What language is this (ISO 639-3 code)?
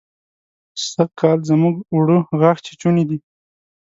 pus